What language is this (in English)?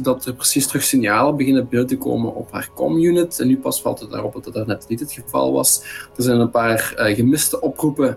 Dutch